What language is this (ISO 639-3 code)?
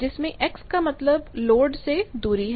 hin